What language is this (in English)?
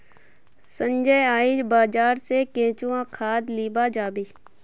Magahi